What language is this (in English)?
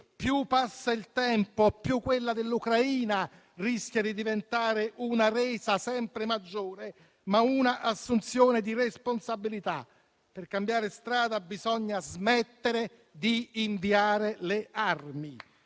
Italian